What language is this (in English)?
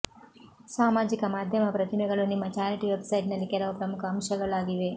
Kannada